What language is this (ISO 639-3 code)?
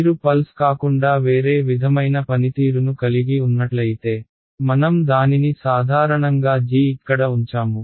tel